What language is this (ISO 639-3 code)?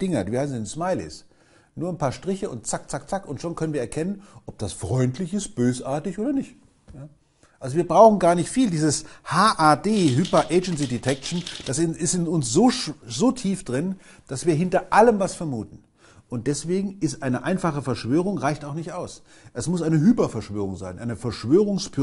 deu